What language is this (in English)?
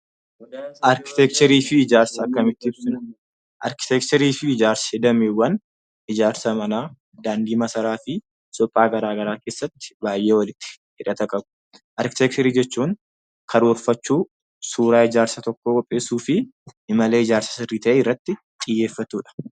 Oromo